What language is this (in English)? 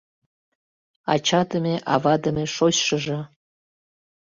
Mari